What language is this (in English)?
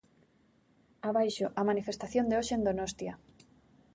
Galician